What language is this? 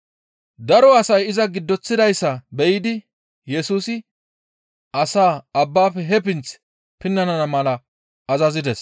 Gamo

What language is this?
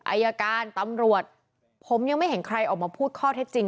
Thai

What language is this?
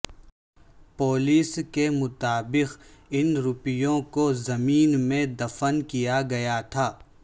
Urdu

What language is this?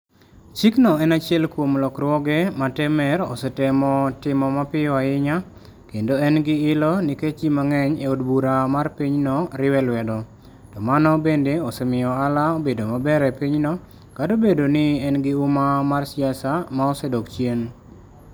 Luo (Kenya and Tanzania)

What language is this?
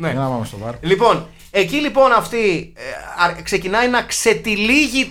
Greek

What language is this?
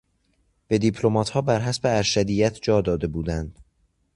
Persian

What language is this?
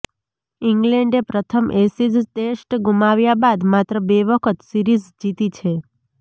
Gujarati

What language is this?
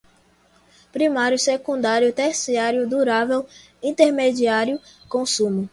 Portuguese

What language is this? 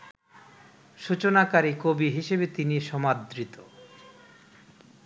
Bangla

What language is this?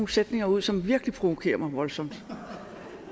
Danish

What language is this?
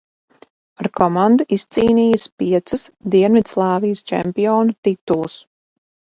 Latvian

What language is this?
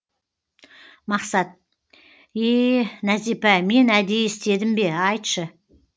Kazakh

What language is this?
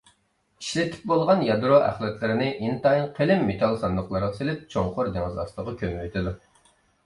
Uyghur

